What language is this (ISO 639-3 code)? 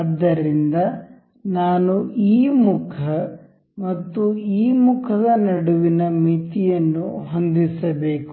kan